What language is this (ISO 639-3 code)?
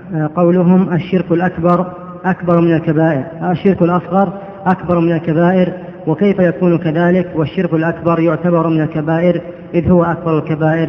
ara